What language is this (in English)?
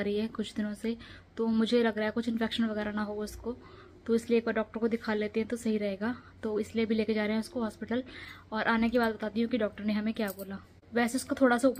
Hindi